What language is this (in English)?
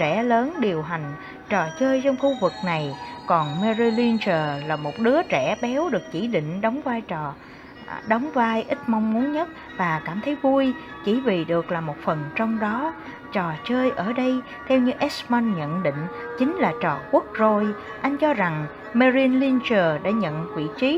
Vietnamese